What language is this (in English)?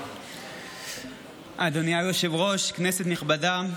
Hebrew